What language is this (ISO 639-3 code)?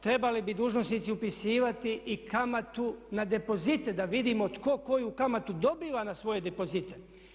hrv